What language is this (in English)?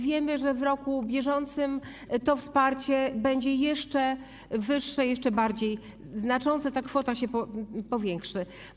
Polish